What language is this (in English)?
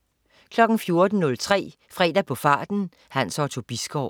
Danish